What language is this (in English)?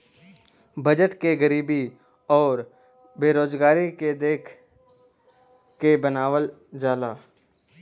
Bhojpuri